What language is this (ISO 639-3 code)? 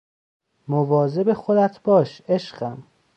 fas